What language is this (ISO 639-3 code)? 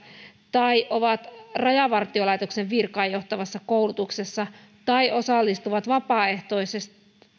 fin